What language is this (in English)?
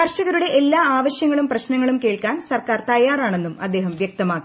Malayalam